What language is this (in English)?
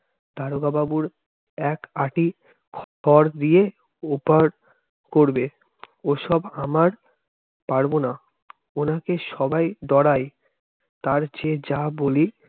Bangla